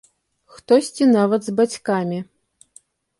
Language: Belarusian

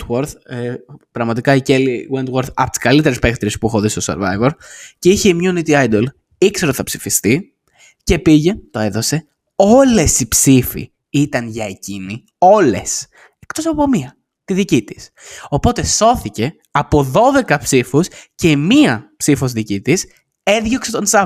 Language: Greek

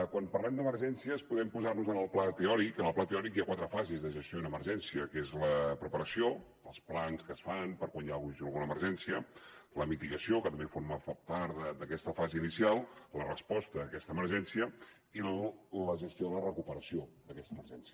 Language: Catalan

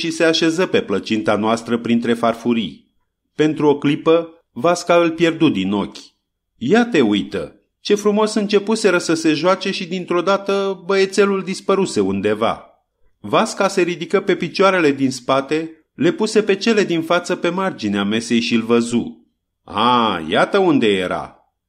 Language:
Romanian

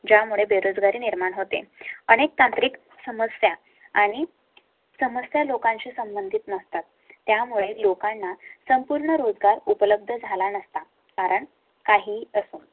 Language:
Marathi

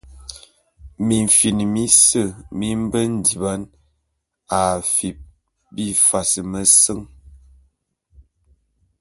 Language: Bulu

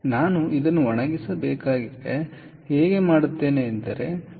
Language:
Kannada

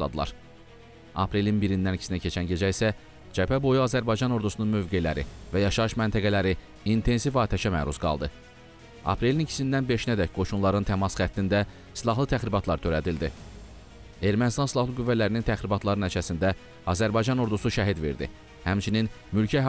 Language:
Turkish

